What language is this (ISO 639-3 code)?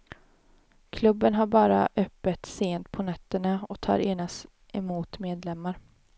swe